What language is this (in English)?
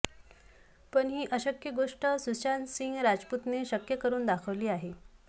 Marathi